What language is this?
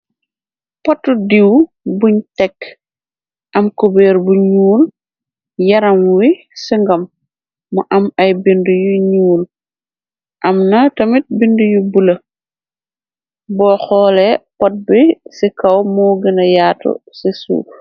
Wolof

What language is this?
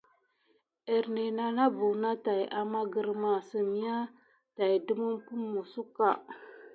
Gidar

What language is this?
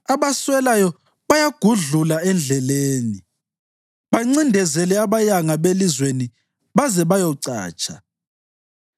North Ndebele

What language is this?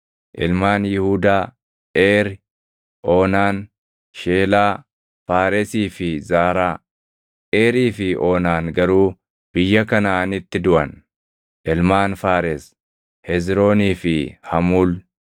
Oromo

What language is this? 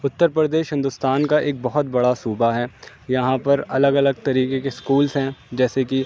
Urdu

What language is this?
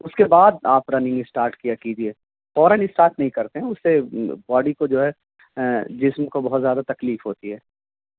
Urdu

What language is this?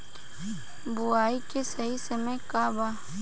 Bhojpuri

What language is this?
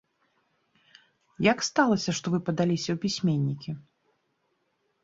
Belarusian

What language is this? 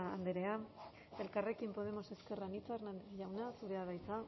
Basque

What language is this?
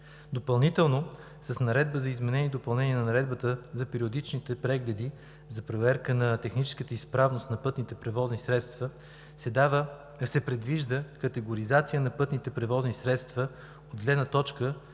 Bulgarian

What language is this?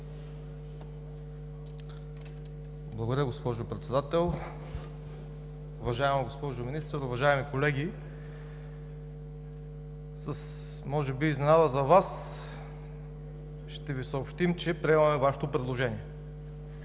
Bulgarian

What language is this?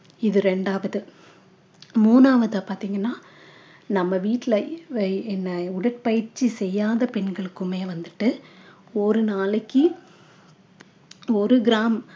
Tamil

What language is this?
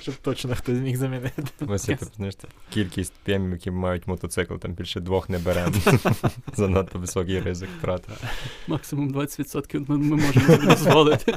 Ukrainian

